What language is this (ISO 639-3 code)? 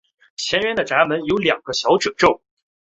zho